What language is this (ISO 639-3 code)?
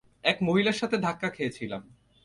ben